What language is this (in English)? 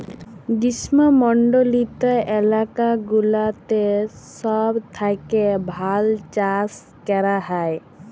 Bangla